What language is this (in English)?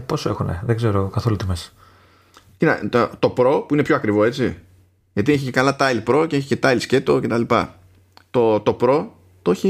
Greek